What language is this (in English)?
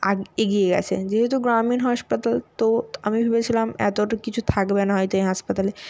Bangla